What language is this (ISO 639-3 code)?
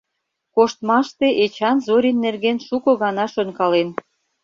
chm